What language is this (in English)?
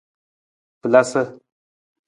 Nawdm